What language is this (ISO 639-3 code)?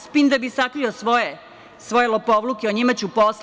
srp